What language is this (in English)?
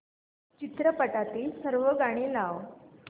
Marathi